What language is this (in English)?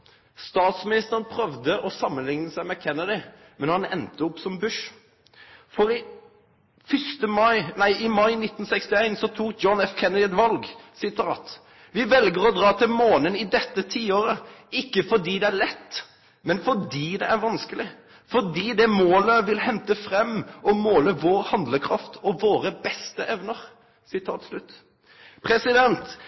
Norwegian Nynorsk